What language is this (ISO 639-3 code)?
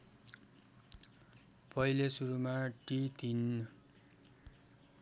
nep